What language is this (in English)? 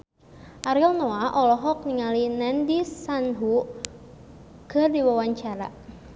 Sundanese